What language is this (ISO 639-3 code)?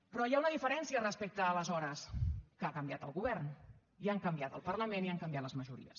cat